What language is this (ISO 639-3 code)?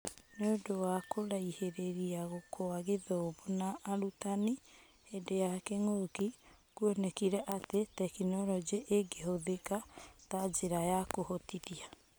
kik